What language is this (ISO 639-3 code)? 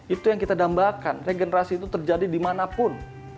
ind